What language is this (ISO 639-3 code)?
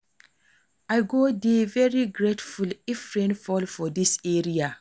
pcm